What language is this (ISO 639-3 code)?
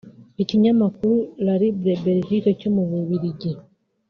kin